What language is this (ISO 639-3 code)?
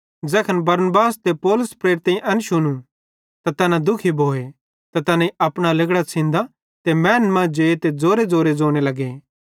bhd